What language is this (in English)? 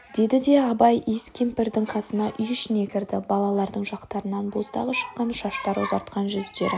Kazakh